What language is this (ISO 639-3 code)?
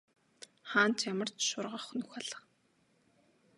mon